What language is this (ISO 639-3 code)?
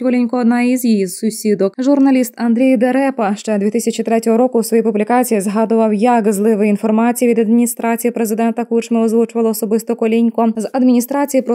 ukr